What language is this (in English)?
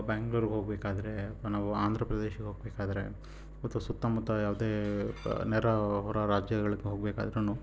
Kannada